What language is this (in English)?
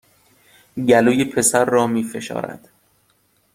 Persian